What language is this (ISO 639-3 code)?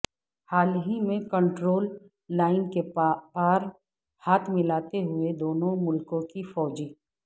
urd